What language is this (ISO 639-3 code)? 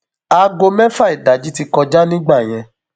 yor